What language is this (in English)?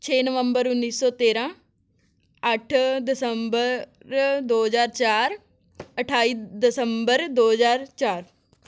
Punjabi